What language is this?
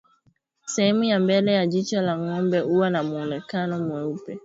Swahili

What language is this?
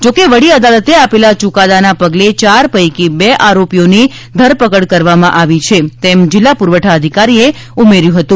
Gujarati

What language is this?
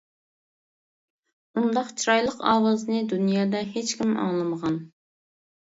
Uyghur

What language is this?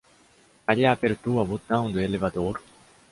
Portuguese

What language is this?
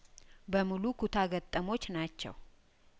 Amharic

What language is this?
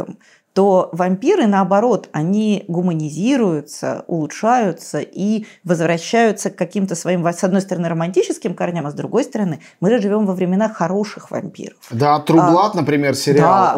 Russian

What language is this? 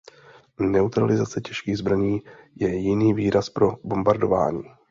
Czech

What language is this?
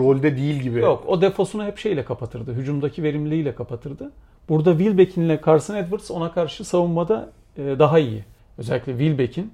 Turkish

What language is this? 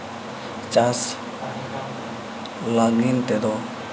Santali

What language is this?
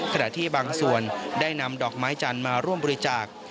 Thai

